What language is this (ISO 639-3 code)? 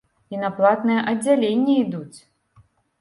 bel